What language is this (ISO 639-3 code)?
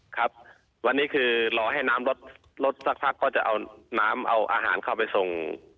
tha